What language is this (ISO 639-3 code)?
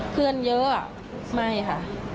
tha